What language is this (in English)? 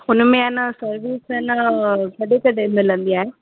Sindhi